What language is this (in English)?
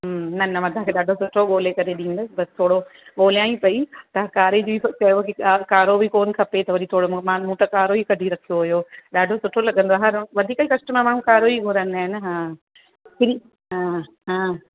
Sindhi